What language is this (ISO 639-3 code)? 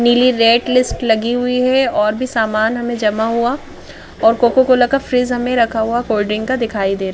hin